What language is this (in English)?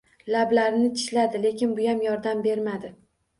Uzbek